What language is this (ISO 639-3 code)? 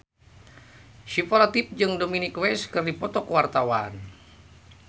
sun